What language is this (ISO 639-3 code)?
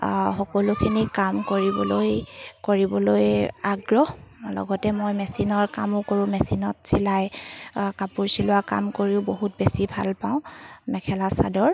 asm